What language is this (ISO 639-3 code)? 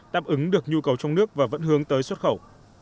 vie